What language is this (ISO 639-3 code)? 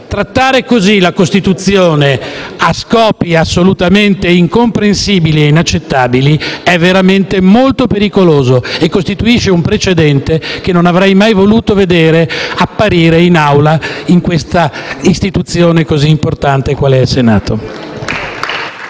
ita